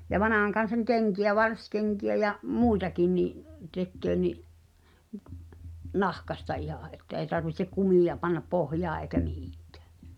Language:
Finnish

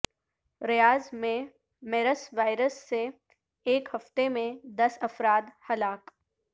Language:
Urdu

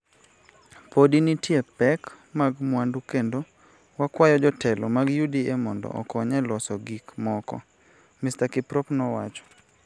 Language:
Luo (Kenya and Tanzania)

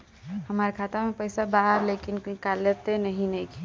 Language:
Bhojpuri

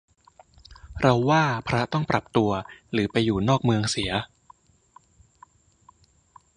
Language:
Thai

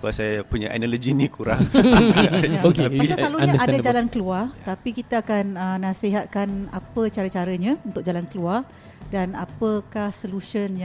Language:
Malay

